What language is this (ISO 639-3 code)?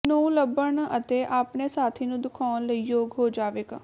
pan